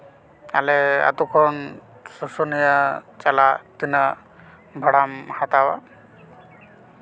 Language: Santali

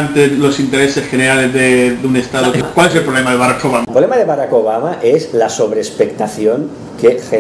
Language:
Spanish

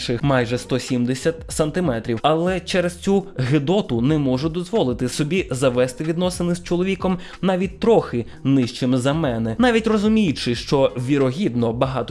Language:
Ukrainian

